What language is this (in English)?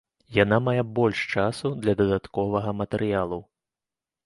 Belarusian